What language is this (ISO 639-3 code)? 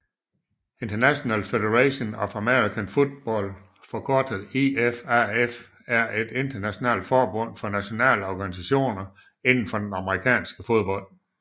dan